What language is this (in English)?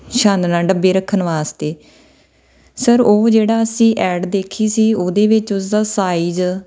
Punjabi